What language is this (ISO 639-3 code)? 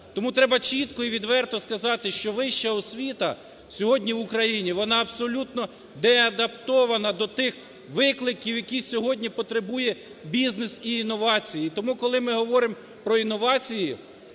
ukr